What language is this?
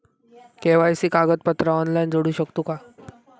Marathi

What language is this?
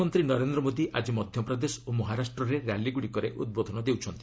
Odia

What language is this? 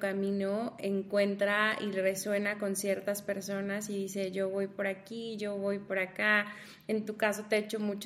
Spanish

